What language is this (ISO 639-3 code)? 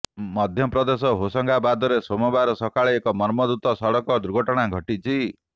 ori